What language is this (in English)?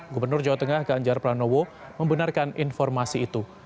Indonesian